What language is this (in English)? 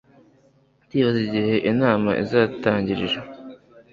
Kinyarwanda